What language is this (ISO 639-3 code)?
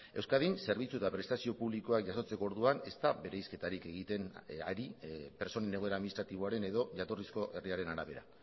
eus